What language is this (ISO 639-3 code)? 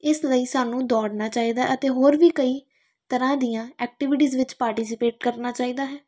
pan